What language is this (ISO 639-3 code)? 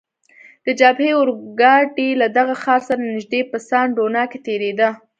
pus